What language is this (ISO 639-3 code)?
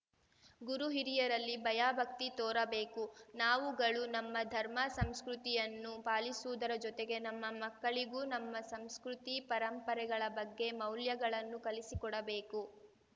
kan